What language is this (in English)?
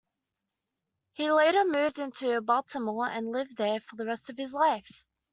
English